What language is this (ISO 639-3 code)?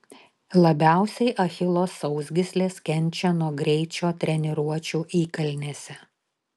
lit